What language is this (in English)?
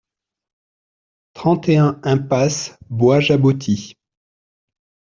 French